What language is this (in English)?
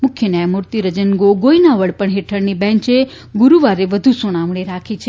Gujarati